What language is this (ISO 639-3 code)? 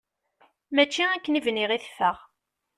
kab